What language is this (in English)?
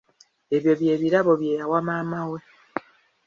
Ganda